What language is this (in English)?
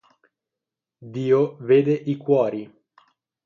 Italian